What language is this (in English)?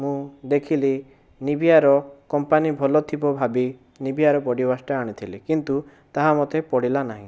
Odia